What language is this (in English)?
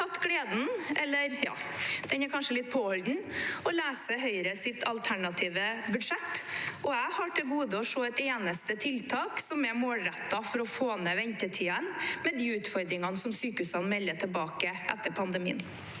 Norwegian